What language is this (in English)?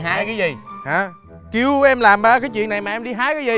Vietnamese